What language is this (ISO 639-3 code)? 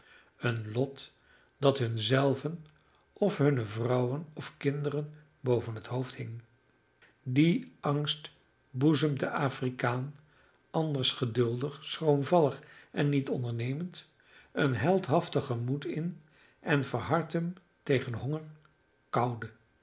nld